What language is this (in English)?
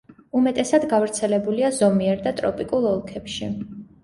Georgian